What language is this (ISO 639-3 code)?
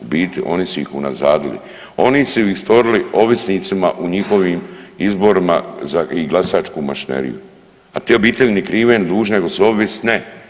hrv